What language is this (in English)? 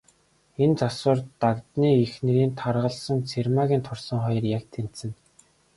Mongolian